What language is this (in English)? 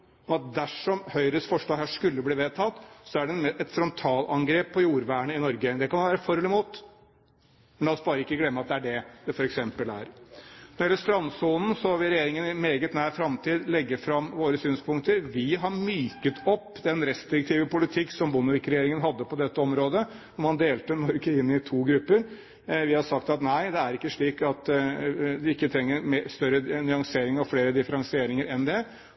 Norwegian Bokmål